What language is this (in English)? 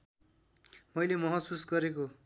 Nepali